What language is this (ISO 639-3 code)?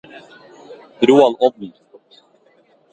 nob